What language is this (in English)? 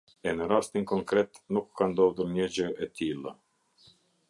Albanian